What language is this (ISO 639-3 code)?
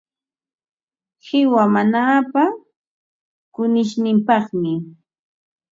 qva